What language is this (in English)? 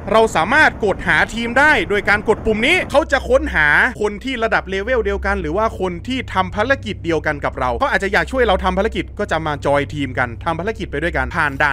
Thai